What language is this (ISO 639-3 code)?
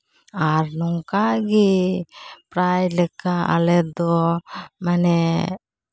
sat